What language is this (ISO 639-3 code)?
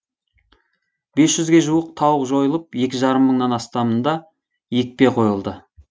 kaz